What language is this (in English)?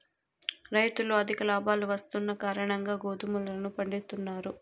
Telugu